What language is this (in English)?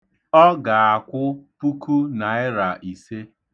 Igbo